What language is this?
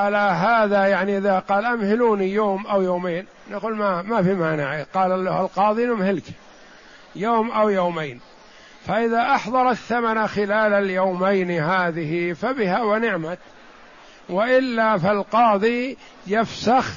Arabic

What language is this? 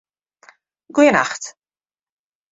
Western Frisian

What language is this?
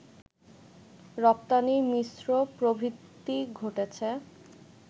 Bangla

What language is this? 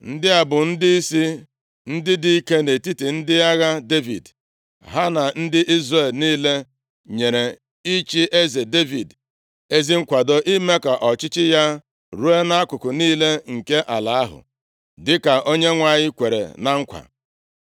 Igbo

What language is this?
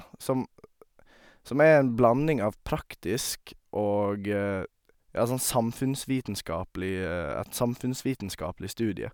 Norwegian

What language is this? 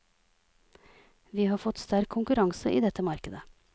Norwegian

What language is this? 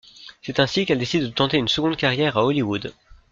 French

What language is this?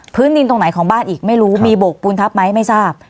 Thai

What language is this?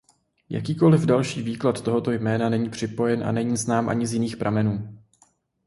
Czech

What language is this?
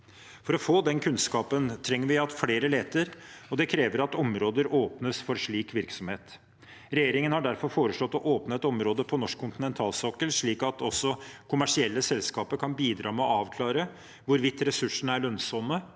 Norwegian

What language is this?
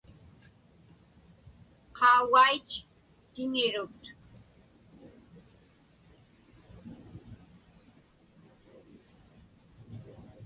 Inupiaq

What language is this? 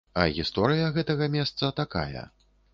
Belarusian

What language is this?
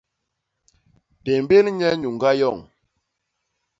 Basaa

